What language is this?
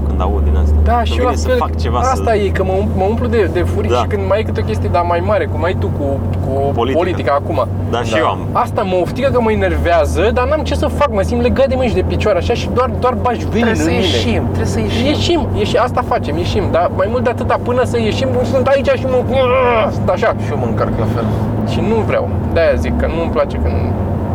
Romanian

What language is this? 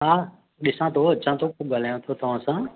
Sindhi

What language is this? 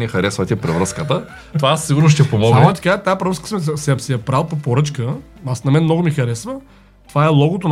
Bulgarian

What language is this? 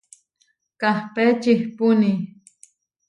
Huarijio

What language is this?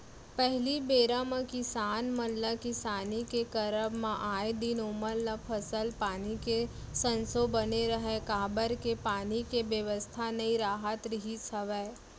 Chhattisgarhi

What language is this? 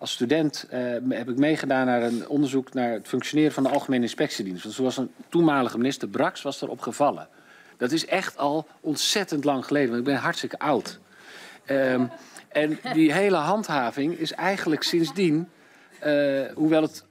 Dutch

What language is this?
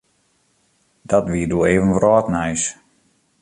Western Frisian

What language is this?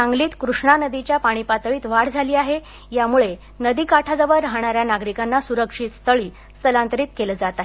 Marathi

